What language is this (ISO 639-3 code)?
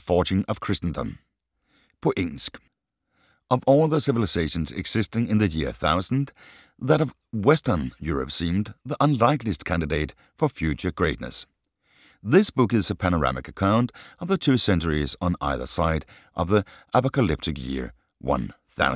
dan